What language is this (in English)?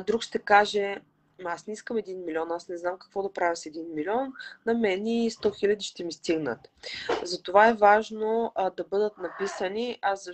Bulgarian